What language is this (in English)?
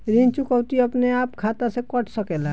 Bhojpuri